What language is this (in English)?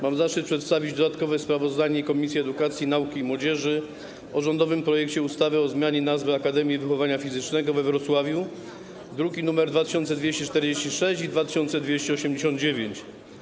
Polish